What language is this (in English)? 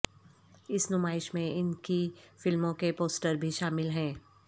Urdu